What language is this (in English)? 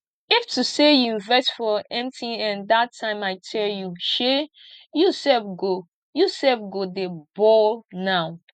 Nigerian Pidgin